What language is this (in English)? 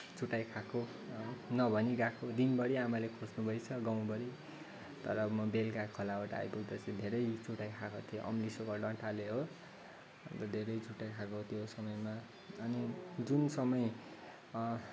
Nepali